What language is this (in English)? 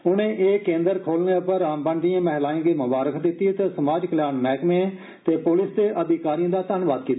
Dogri